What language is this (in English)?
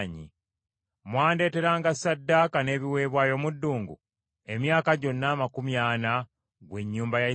Ganda